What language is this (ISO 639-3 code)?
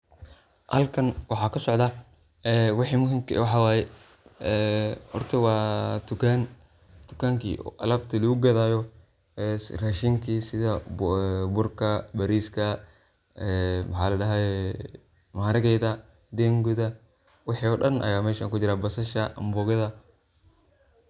som